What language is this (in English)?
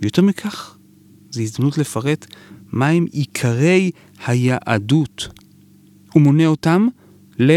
Hebrew